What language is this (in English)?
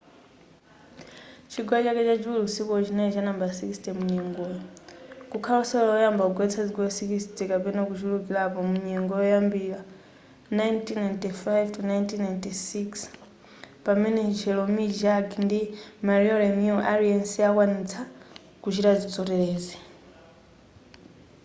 Nyanja